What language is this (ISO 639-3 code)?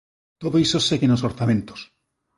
glg